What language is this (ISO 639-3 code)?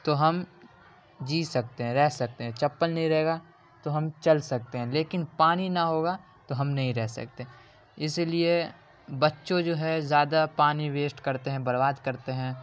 urd